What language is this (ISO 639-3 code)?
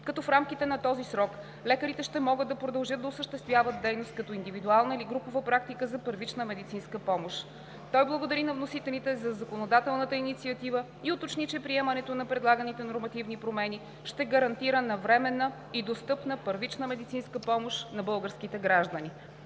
bul